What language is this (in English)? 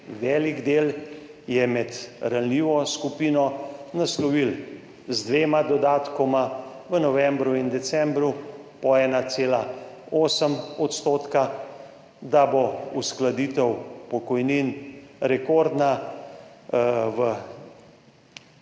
Slovenian